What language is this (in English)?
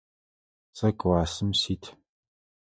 Adyghe